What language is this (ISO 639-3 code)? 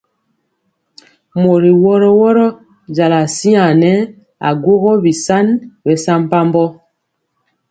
mcx